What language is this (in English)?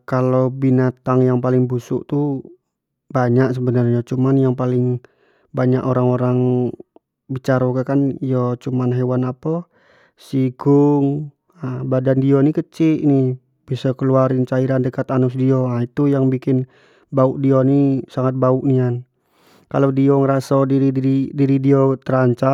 Jambi Malay